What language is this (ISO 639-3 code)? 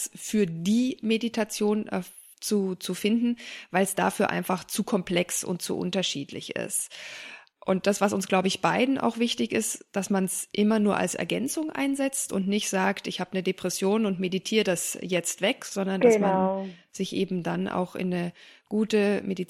deu